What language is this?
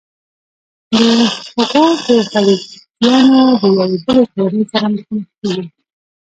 Pashto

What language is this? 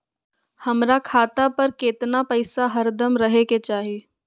Magahi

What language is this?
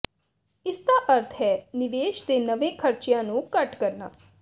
Punjabi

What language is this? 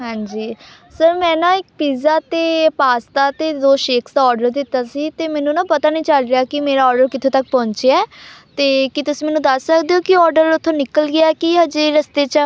Punjabi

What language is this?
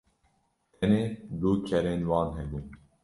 Kurdish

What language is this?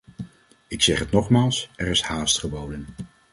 Dutch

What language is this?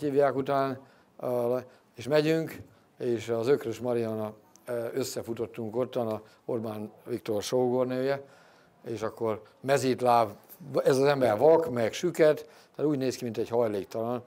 Hungarian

